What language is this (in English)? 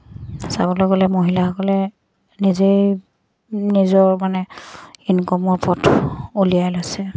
Assamese